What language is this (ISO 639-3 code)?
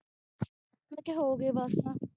pan